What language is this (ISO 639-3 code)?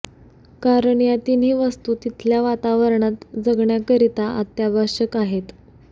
mar